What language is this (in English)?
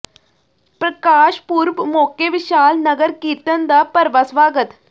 Punjabi